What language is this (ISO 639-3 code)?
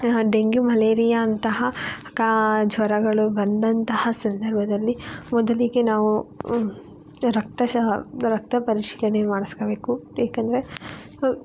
kan